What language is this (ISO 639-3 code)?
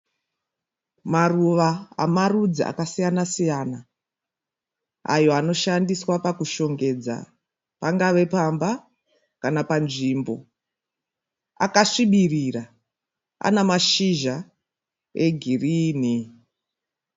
sna